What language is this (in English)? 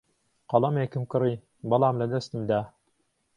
Central Kurdish